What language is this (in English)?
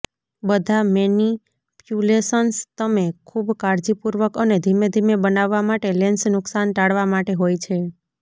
Gujarati